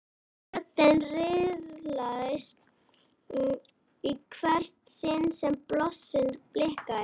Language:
Icelandic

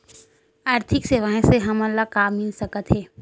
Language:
Chhattisgarhi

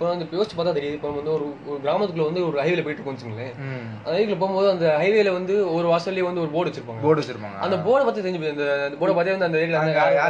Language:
Tamil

